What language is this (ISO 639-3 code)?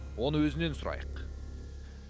kaz